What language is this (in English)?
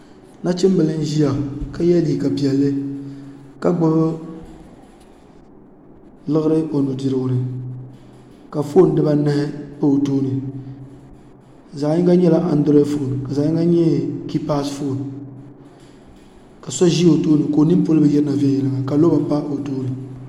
Dagbani